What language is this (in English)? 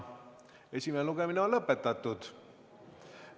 Estonian